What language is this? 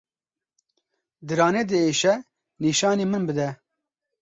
Kurdish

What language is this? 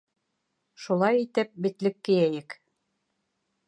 Bashkir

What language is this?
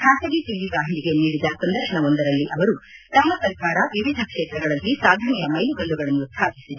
Kannada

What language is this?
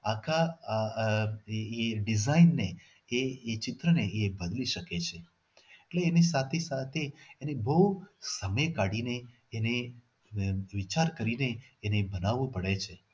Gujarati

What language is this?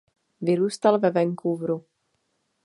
Czech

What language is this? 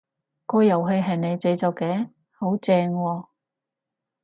Cantonese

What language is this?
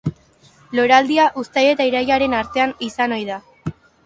Basque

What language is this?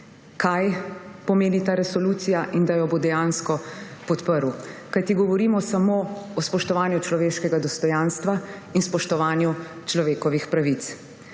Slovenian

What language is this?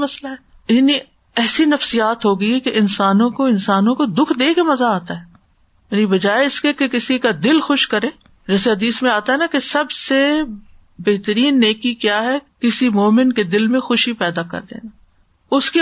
Urdu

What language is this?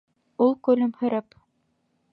Bashkir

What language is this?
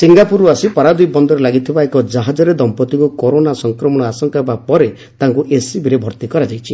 Odia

